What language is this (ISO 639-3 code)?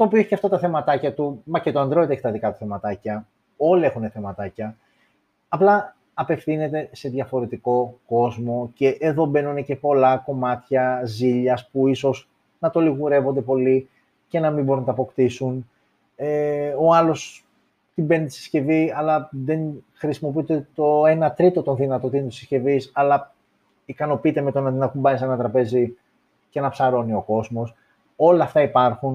ell